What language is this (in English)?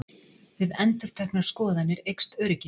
Icelandic